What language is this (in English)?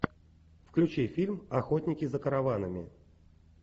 Russian